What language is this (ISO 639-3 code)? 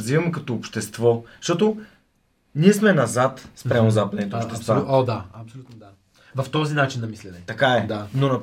bul